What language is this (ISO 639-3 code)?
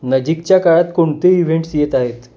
mar